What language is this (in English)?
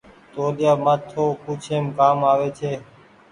Goaria